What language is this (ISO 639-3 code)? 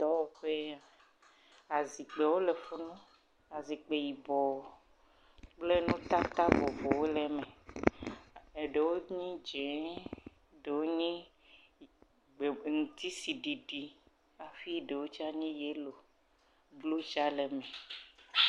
ewe